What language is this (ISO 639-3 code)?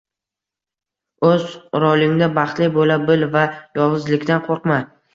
uzb